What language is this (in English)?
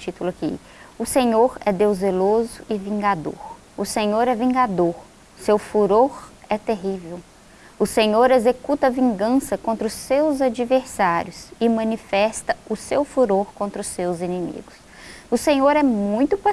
Portuguese